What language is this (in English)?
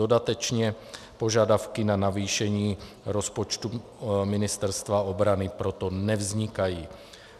Czech